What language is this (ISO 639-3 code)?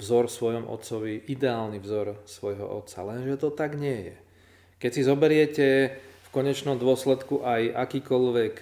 slk